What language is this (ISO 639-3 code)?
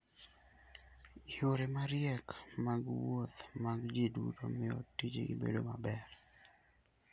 luo